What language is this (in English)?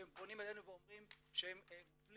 Hebrew